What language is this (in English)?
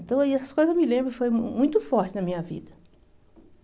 Portuguese